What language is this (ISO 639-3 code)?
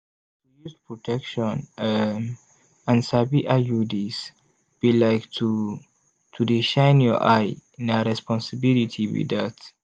pcm